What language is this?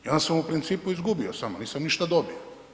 Croatian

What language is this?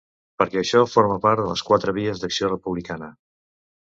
Catalan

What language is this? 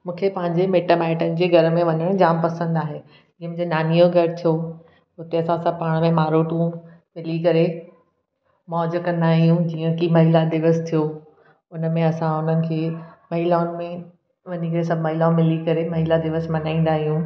Sindhi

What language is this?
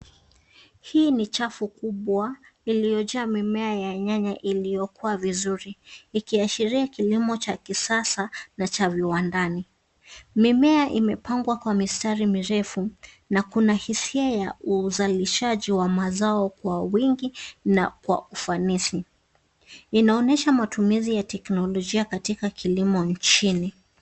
Swahili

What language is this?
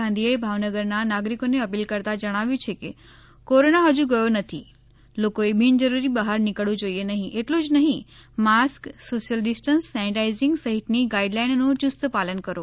Gujarati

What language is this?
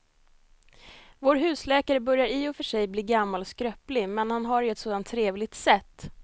Swedish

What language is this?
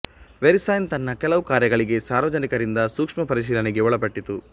Kannada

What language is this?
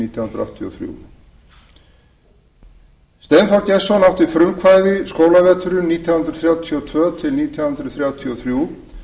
Icelandic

